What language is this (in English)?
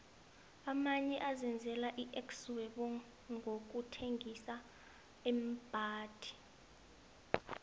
South Ndebele